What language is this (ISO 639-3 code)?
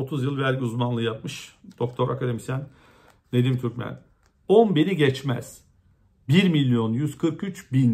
tur